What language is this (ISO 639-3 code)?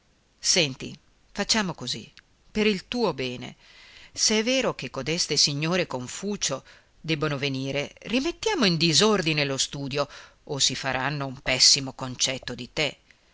ita